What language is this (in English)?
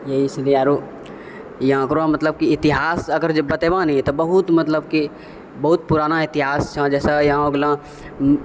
Maithili